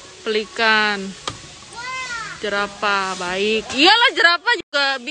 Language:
Indonesian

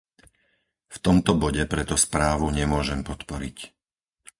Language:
Slovak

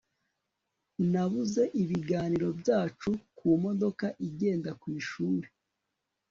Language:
Kinyarwanda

